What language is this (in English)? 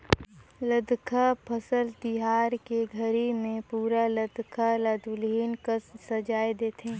Chhattisgarhi